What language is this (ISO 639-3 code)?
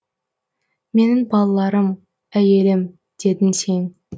kaz